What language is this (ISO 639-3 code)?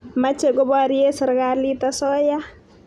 kln